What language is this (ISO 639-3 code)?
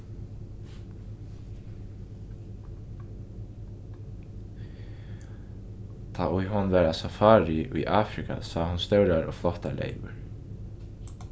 fao